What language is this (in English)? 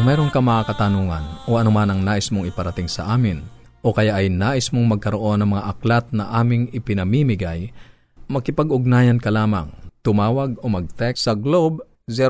Filipino